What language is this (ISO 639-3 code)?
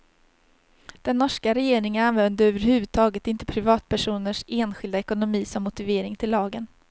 swe